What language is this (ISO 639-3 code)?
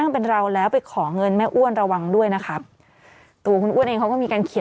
tha